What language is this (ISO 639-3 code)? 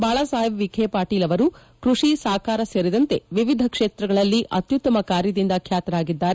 kan